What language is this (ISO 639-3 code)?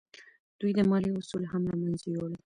pus